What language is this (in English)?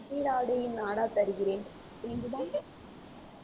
Tamil